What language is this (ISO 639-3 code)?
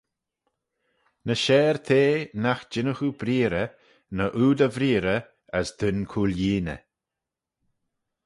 glv